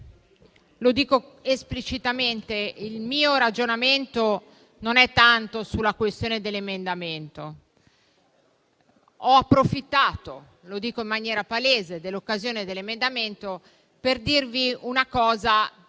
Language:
Italian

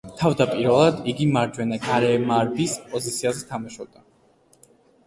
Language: Georgian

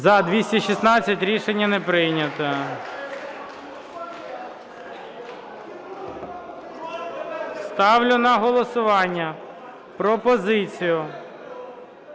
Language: Ukrainian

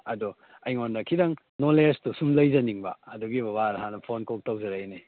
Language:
Manipuri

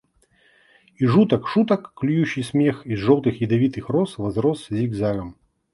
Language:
Russian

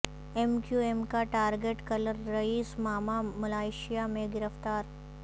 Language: Urdu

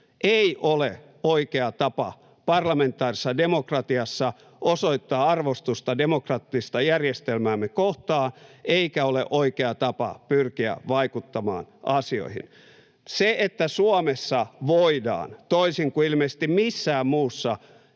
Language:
Finnish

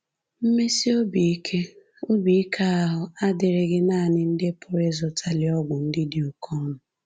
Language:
Igbo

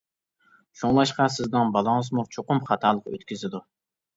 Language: Uyghur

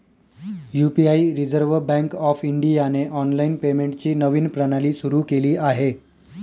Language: Marathi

